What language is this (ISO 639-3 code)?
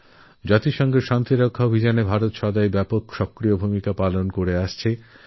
ben